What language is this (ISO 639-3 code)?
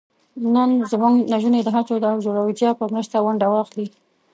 pus